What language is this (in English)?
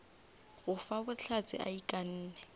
Northern Sotho